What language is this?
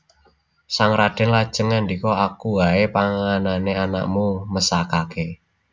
Javanese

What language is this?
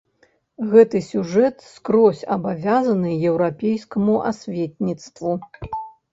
Belarusian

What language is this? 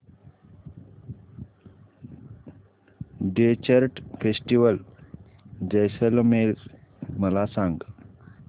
Marathi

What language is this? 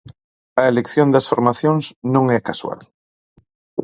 Galician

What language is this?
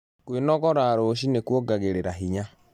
Kikuyu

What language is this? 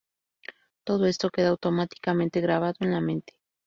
Spanish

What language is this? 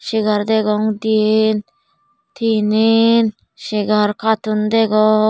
Chakma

